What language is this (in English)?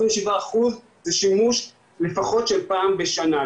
Hebrew